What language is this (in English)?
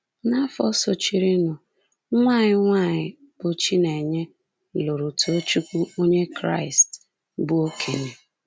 Igbo